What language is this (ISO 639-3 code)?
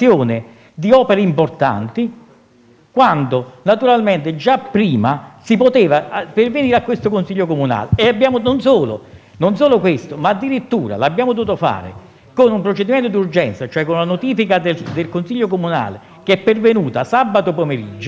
ita